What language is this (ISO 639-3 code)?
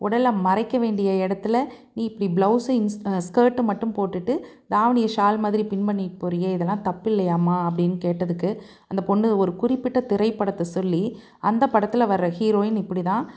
tam